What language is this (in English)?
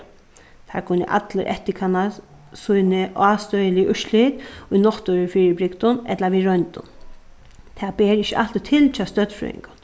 Faroese